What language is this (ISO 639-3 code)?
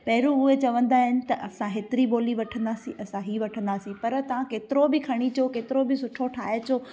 snd